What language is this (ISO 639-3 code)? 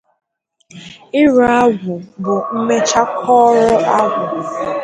ibo